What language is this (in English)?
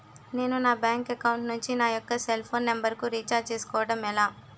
Telugu